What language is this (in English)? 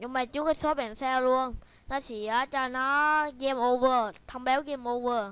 Vietnamese